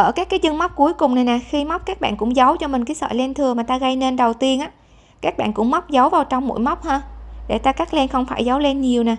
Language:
Vietnamese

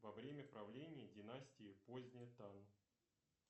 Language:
Russian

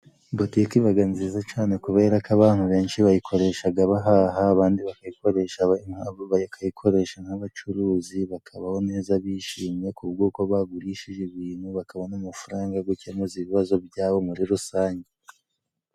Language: Kinyarwanda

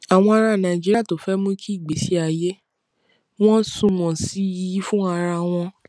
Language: Yoruba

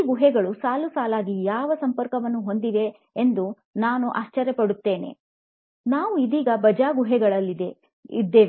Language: Kannada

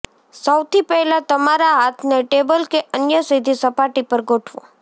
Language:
Gujarati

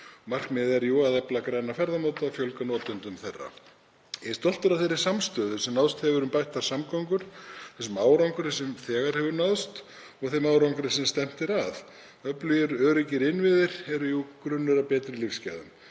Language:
Icelandic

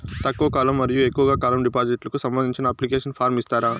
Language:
Telugu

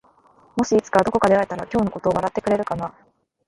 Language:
Japanese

